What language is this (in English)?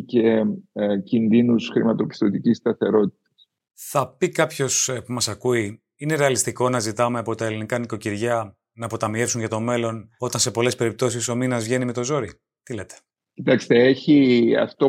Greek